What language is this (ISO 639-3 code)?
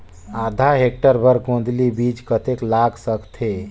hne